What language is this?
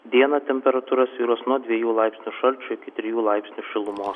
Lithuanian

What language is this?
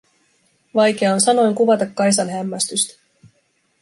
Finnish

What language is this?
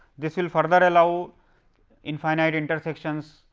English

